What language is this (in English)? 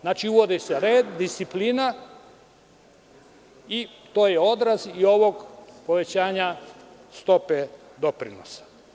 Serbian